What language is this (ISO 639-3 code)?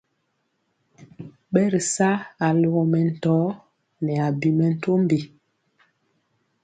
mcx